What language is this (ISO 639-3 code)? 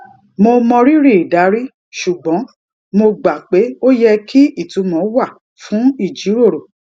yor